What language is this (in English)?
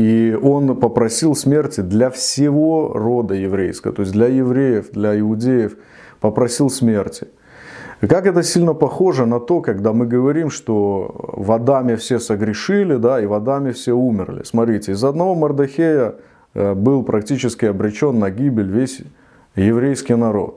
Russian